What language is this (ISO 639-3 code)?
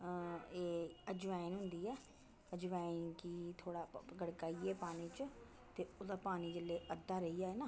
doi